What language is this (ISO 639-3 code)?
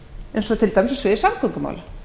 isl